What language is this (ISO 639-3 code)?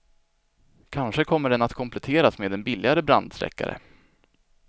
swe